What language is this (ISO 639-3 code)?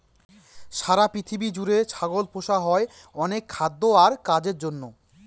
ben